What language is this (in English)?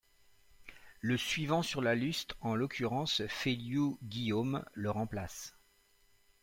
French